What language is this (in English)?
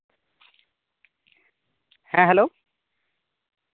Santali